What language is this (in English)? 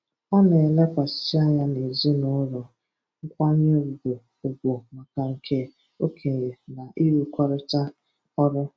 Igbo